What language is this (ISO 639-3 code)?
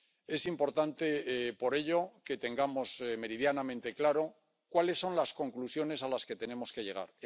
spa